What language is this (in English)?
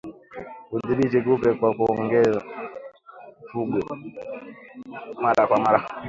Swahili